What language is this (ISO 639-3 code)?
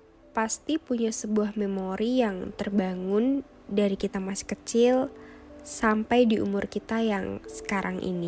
ind